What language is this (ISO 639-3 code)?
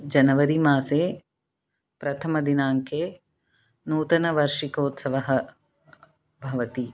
san